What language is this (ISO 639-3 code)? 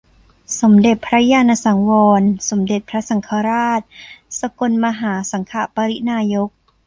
tha